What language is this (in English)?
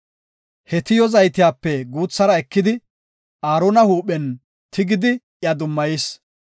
Gofa